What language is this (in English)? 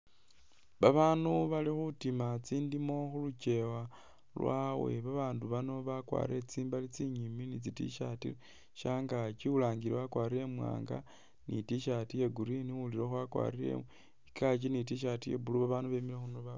Masaaba